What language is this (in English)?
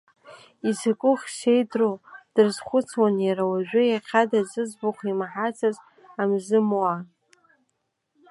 Abkhazian